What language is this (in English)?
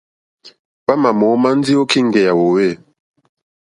Mokpwe